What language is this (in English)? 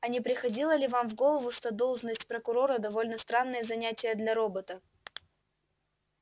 Russian